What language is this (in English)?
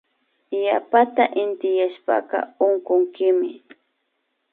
Imbabura Highland Quichua